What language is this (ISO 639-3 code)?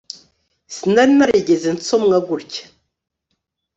kin